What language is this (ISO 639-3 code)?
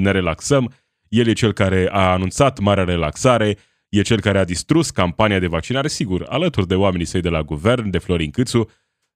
ron